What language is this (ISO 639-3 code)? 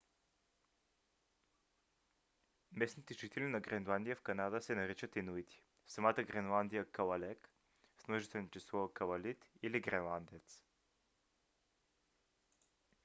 bul